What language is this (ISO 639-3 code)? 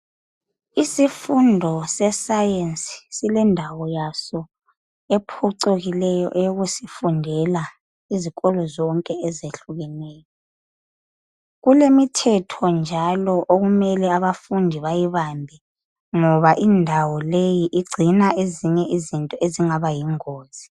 nde